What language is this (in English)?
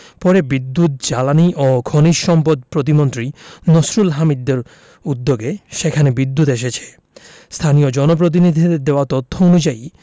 Bangla